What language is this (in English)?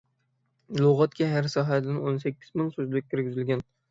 Uyghur